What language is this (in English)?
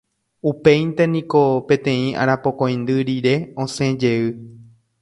Guarani